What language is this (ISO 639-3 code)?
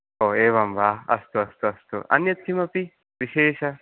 san